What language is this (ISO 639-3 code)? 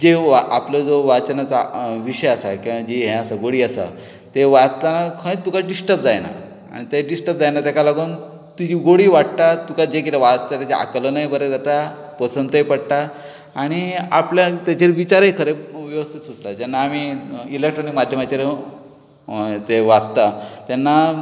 kok